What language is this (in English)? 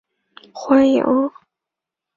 Chinese